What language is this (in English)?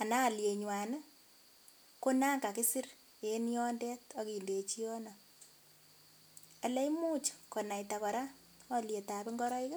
Kalenjin